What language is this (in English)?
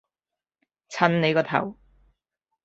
Cantonese